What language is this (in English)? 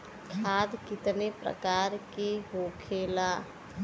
Bhojpuri